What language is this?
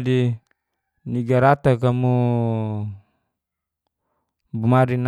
Geser-Gorom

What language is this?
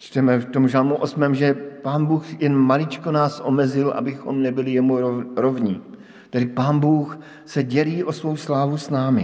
Czech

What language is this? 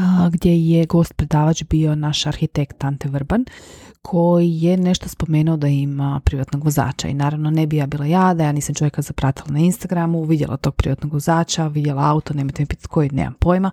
Croatian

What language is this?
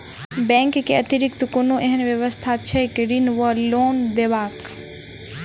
Maithili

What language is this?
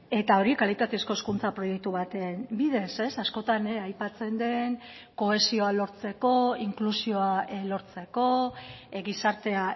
Basque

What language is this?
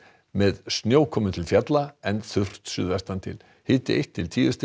Icelandic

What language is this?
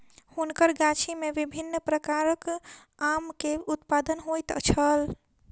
Maithili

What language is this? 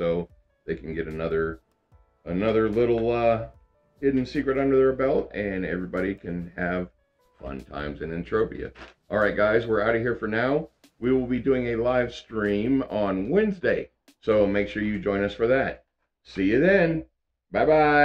English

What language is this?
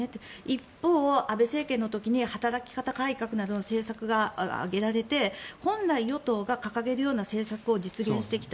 Japanese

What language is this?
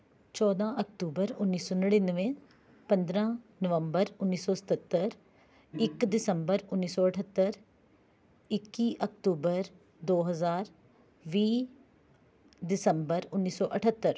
Punjabi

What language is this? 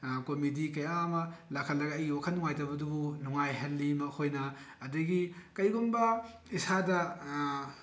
Manipuri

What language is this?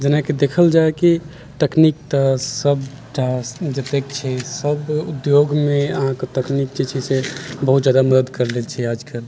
Maithili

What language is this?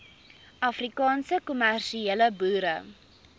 Afrikaans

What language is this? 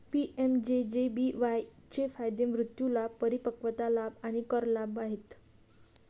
Marathi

